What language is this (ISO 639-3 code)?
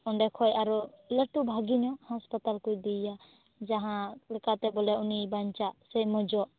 sat